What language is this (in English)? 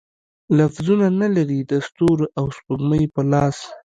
Pashto